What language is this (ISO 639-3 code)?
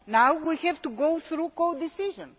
eng